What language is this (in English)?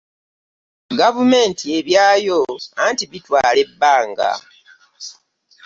Ganda